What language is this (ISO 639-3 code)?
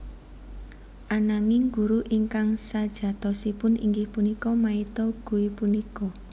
jav